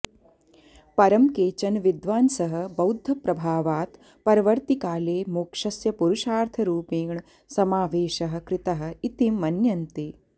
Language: Sanskrit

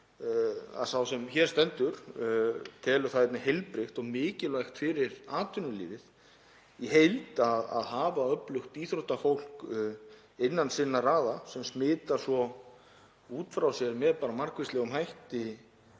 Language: Icelandic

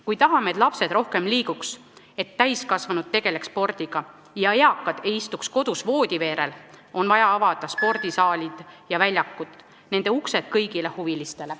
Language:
Estonian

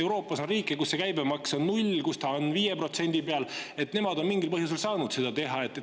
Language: Estonian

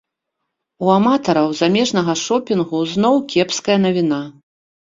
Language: Belarusian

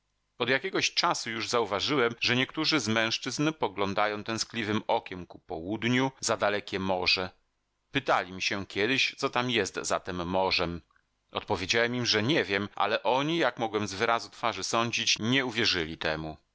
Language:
Polish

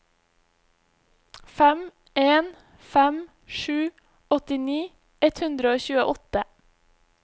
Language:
Norwegian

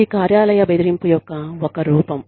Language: Telugu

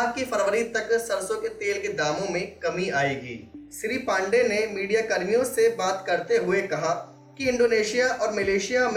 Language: Hindi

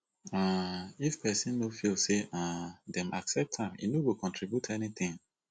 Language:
Nigerian Pidgin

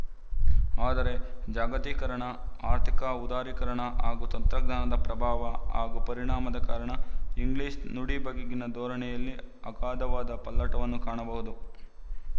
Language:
Kannada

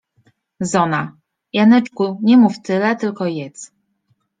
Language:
Polish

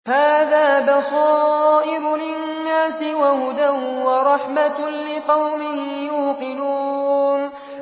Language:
Arabic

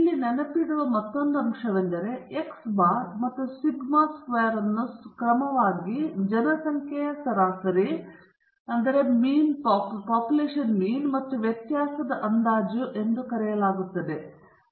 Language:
Kannada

